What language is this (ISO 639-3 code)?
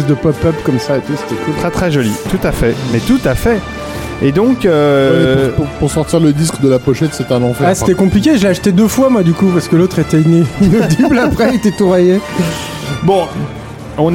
fra